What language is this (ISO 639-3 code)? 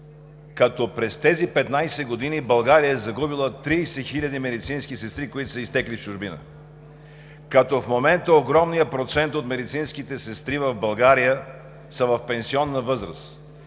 bul